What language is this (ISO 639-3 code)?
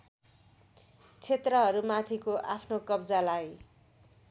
nep